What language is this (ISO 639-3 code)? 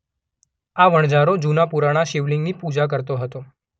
guj